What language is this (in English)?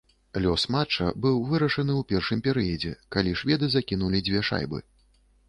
Belarusian